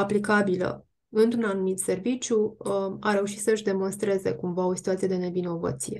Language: Romanian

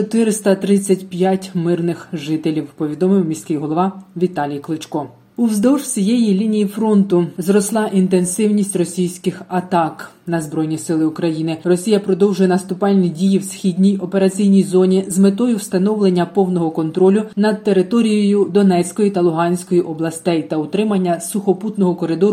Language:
Ukrainian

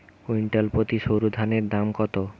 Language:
Bangla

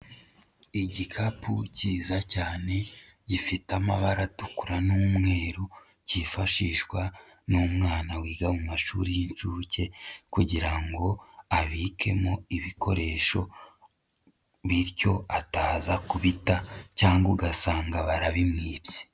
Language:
Kinyarwanda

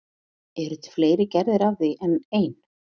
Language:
Icelandic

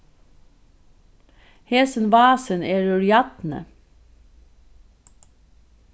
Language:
Faroese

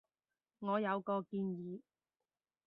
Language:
Cantonese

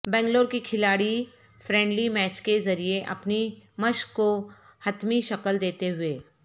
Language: Urdu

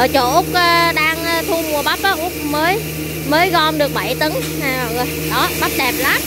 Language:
Vietnamese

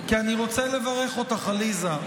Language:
Hebrew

